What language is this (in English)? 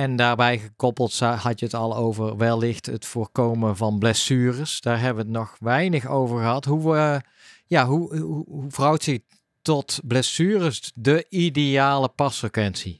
Dutch